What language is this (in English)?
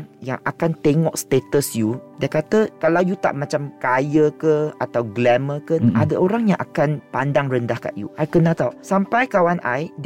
Malay